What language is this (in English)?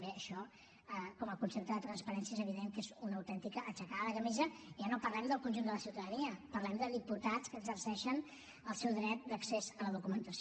Catalan